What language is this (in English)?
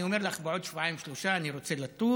Hebrew